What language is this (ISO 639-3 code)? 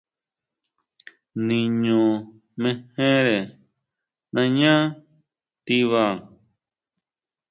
mau